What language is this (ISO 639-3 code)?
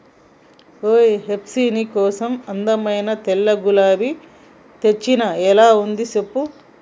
tel